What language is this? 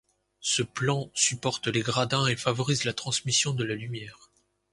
French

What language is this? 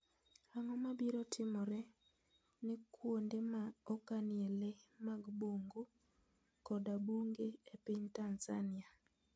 Luo (Kenya and Tanzania)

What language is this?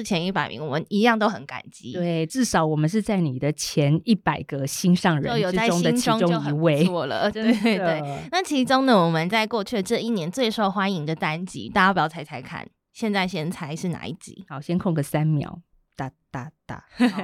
Chinese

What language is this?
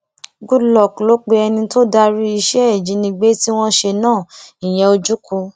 Yoruba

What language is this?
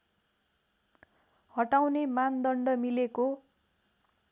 Nepali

